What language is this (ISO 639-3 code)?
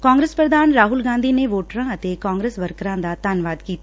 pan